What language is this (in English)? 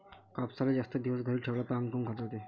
Marathi